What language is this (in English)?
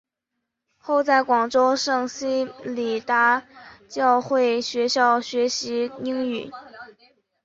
Chinese